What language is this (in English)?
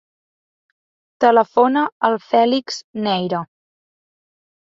Catalan